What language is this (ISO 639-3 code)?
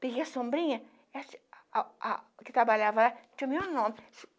por